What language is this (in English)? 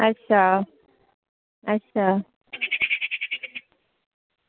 Dogri